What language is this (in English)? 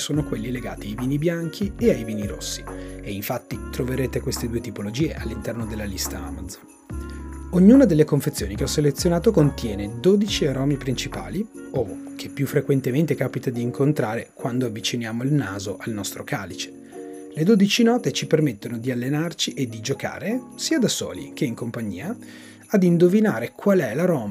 Italian